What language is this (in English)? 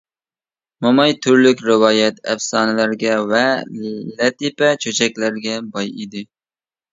Uyghur